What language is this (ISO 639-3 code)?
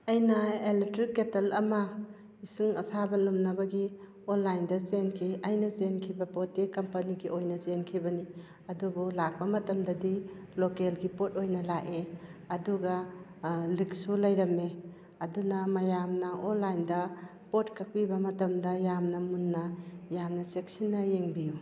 mni